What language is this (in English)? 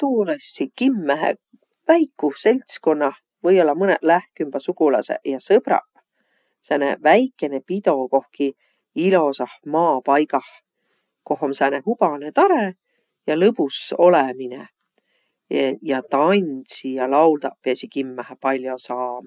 Võro